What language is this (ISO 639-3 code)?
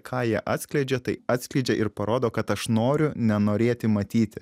lit